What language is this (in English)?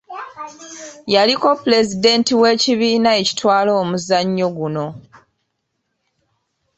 Ganda